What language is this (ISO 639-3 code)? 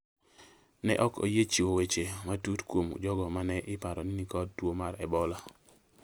luo